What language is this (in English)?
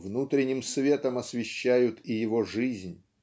Russian